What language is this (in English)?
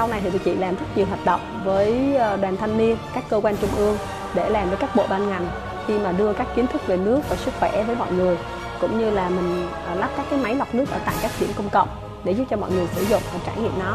Vietnamese